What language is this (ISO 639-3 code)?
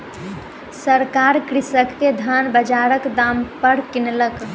mai